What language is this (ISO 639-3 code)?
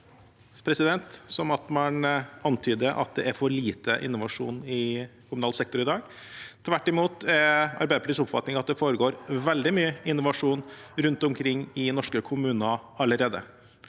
nor